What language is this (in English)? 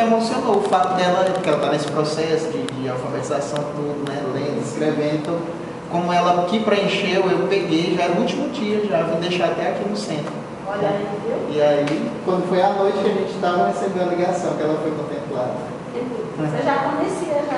Portuguese